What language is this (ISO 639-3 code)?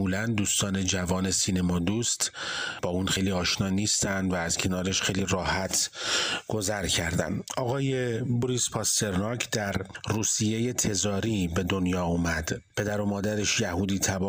fas